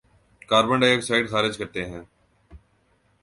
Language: Urdu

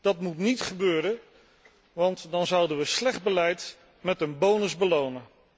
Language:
Dutch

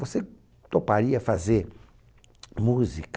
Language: Portuguese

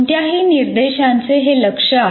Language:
Marathi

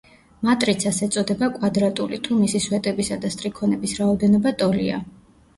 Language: Georgian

